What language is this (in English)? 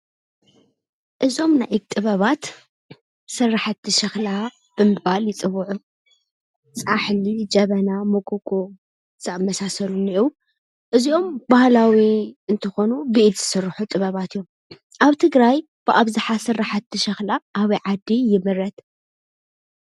Tigrinya